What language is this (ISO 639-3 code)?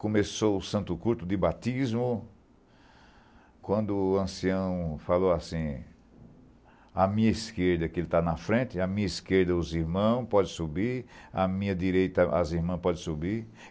por